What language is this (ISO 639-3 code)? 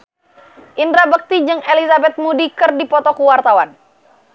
sun